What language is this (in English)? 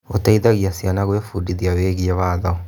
Kikuyu